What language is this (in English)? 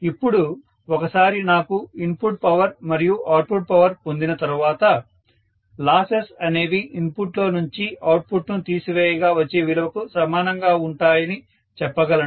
Telugu